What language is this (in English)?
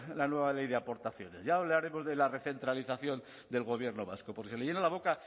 Spanish